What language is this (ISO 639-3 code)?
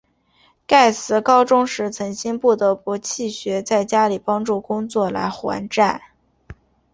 zho